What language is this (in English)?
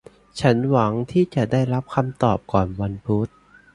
Thai